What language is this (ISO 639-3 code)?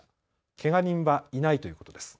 jpn